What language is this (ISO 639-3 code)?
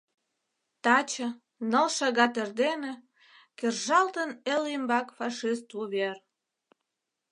chm